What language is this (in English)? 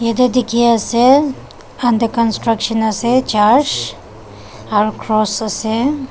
Naga Pidgin